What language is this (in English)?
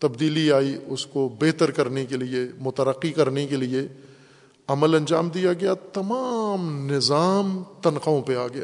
Urdu